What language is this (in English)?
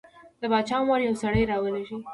Pashto